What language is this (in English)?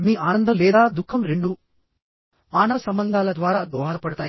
Telugu